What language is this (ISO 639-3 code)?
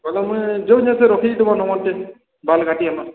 ori